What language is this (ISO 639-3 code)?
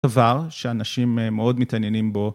heb